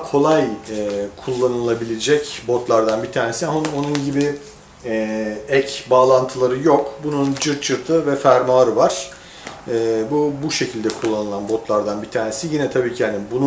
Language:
Turkish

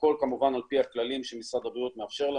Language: Hebrew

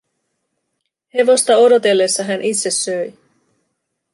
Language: Finnish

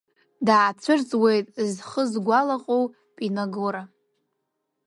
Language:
Abkhazian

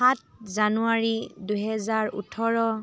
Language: Assamese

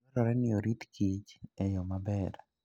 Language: Luo (Kenya and Tanzania)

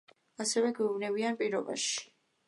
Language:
Georgian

